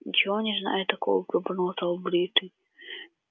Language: Russian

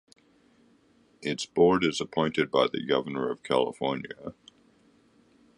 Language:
English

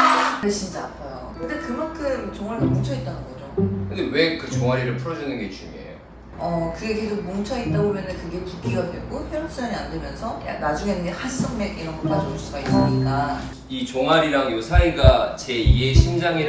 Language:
Korean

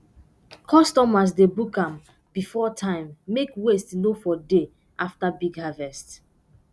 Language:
Nigerian Pidgin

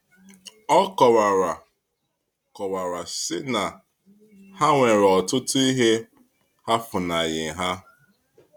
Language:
Igbo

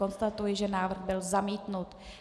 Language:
Czech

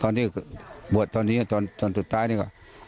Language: Thai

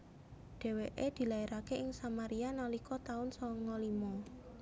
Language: Javanese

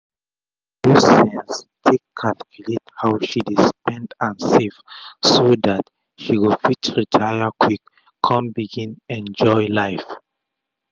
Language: Nigerian Pidgin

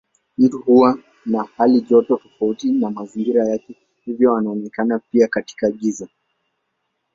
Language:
Swahili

